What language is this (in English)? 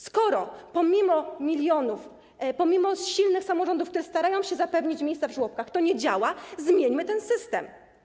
Polish